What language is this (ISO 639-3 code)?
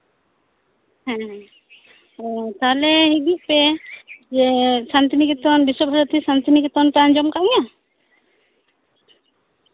sat